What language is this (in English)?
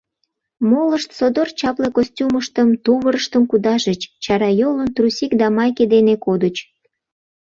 Mari